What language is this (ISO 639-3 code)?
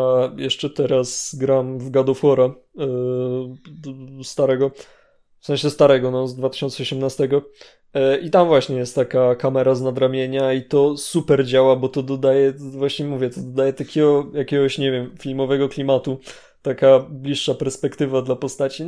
pol